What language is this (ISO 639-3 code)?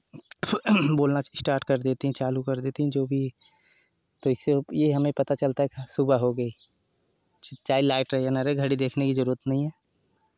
hin